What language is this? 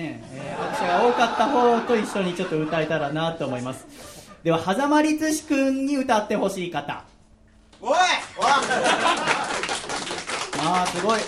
Japanese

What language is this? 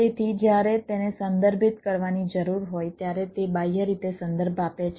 Gujarati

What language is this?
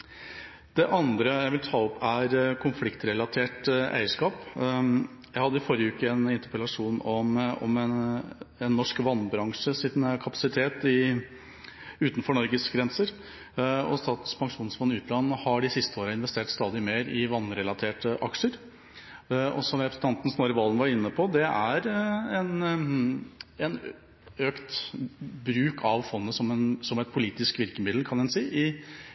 Norwegian Bokmål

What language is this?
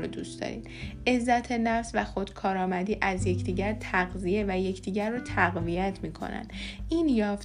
Persian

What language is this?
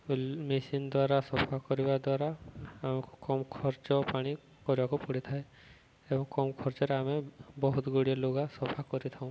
Odia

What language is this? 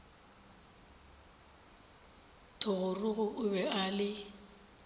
Northern Sotho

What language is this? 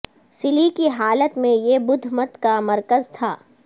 Urdu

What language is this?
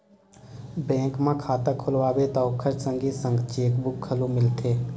Chhattisgarhi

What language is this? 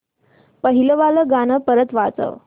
Marathi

